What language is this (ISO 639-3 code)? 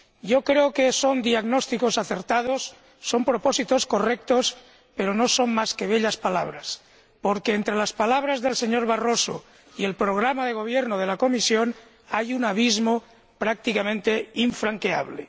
spa